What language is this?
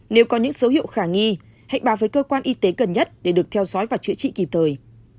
Vietnamese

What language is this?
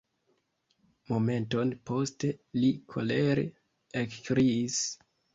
Esperanto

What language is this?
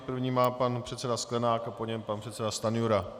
Czech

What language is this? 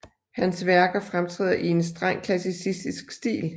Danish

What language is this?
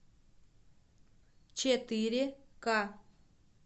Russian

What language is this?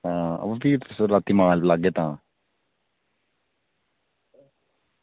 Dogri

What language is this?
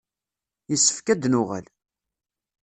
Kabyle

